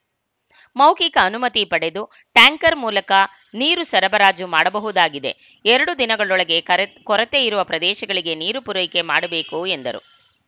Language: Kannada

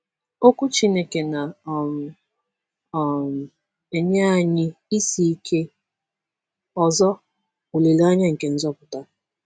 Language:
Igbo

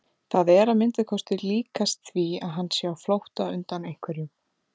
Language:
Icelandic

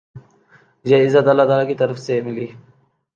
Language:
Urdu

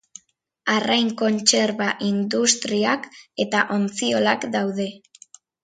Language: Basque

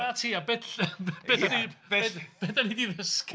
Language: Welsh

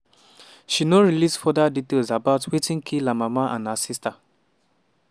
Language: Nigerian Pidgin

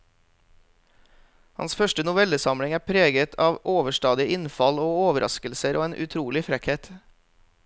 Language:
Norwegian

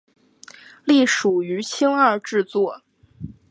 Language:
Chinese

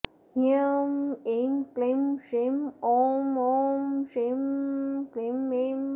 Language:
Sanskrit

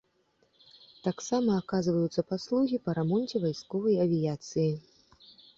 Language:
Belarusian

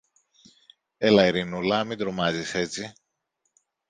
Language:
Greek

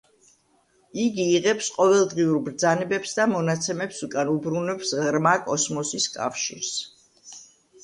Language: Georgian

